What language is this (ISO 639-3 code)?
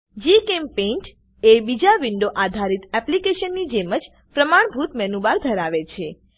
guj